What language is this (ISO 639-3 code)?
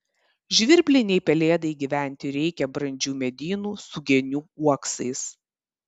lit